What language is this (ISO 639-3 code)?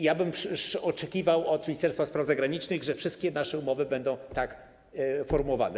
pol